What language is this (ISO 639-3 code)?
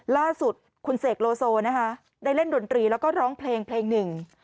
tha